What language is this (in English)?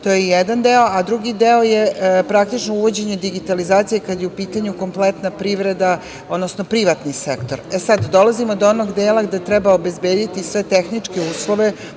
Serbian